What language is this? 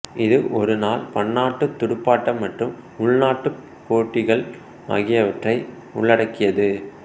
Tamil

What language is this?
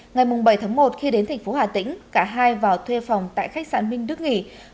Vietnamese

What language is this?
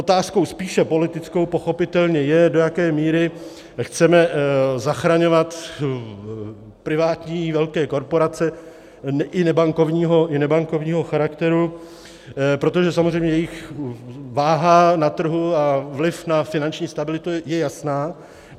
Czech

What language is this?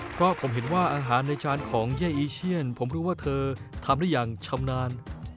Thai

